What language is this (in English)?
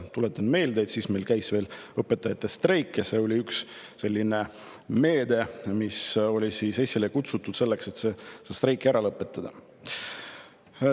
Estonian